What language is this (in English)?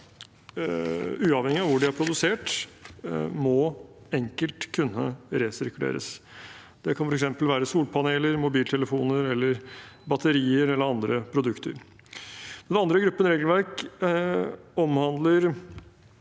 Norwegian